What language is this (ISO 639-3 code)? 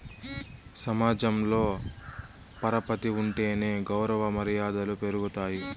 tel